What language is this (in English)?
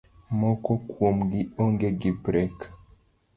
Luo (Kenya and Tanzania)